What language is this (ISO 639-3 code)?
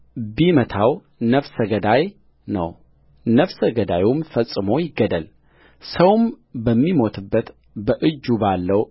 amh